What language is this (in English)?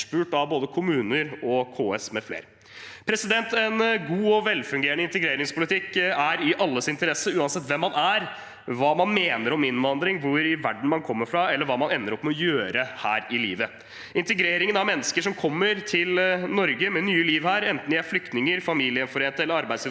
Norwegian